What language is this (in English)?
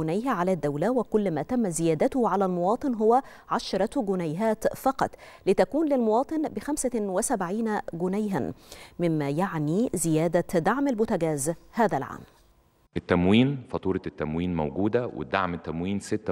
Arabic